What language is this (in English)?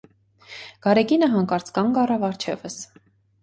Armenian